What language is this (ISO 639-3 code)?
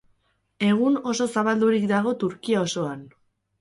eus